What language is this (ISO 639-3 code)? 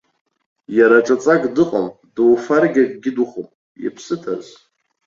abk